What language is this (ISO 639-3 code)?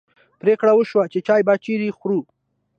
pus